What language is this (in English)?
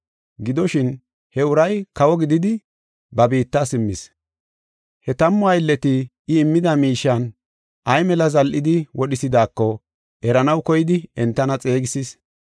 Gofa